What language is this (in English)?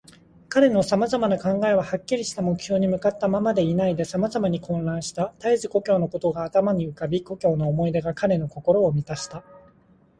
Japanese